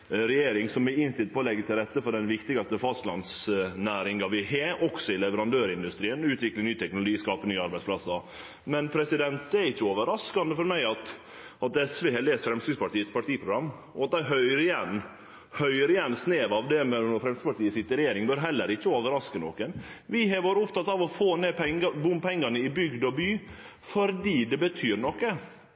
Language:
Norwegian Nynorsk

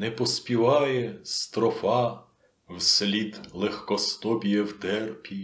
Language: Ukrainian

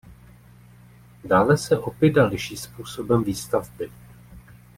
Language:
Czech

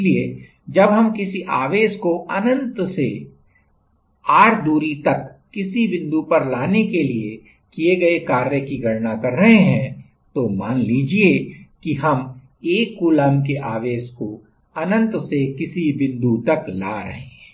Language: Hindi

